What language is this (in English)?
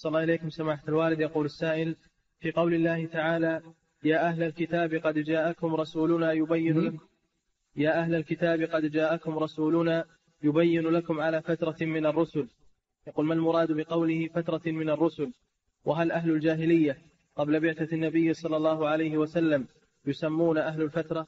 Arabic